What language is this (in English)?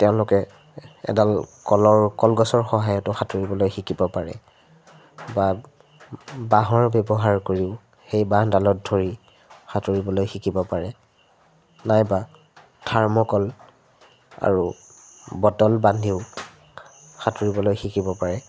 Assamese